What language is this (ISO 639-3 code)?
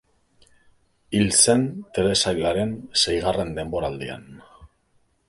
eus